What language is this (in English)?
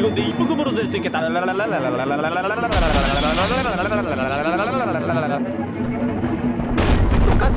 Korean